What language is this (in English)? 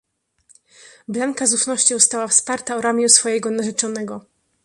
Polish